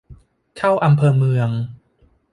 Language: Thai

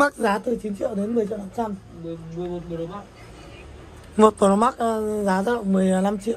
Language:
Vietnamese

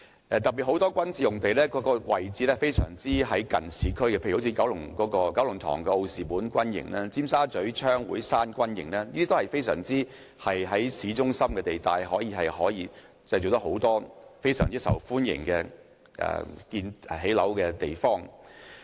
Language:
Cantonese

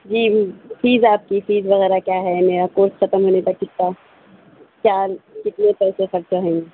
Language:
Urdu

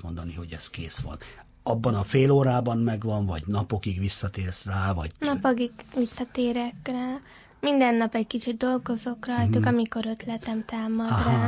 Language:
Hungarian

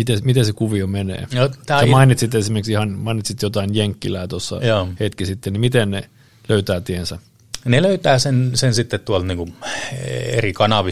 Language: Finnish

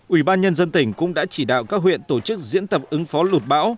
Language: Vietnamese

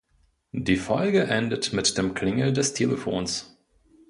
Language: German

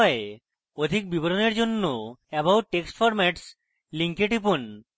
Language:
Bangla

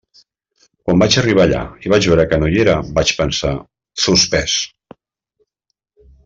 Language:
Catalan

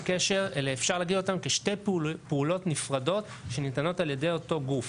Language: Hebrew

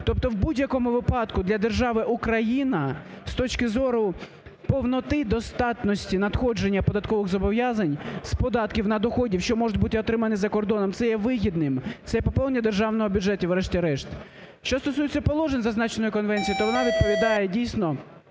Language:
Ukrainian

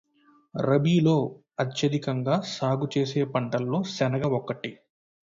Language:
Telugu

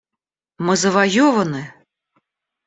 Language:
Russian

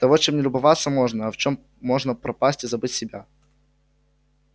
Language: Russian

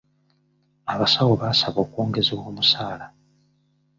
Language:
Ganda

